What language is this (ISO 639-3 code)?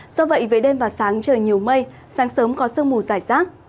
vie